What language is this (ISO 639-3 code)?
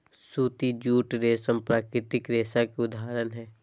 mag